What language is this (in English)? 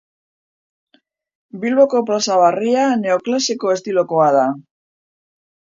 Basque